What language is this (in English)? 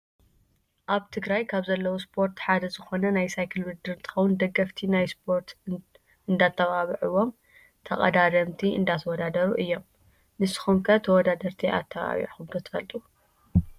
Tigrinya